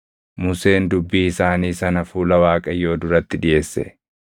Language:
Oromo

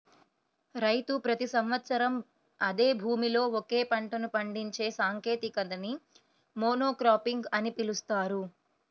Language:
Telugu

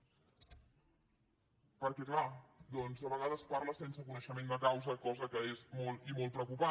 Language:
Catalan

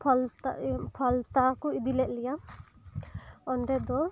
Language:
Santali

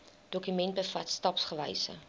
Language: Afrikaans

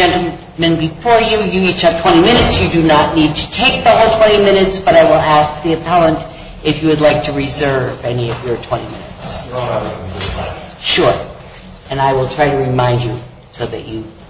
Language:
English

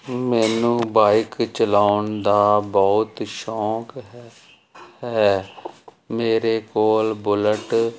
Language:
Punjabi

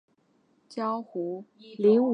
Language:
Chinese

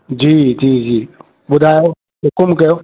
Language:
Sindhi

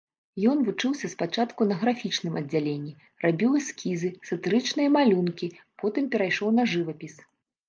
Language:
Belarusian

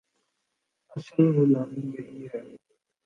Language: Urdu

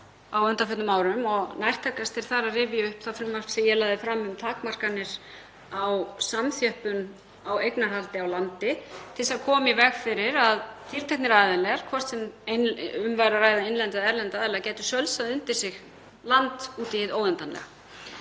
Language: Icelandic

